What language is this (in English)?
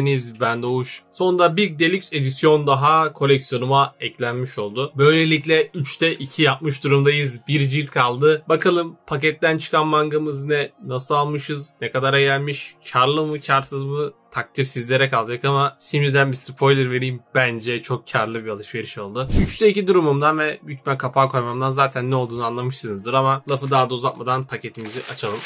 Turkish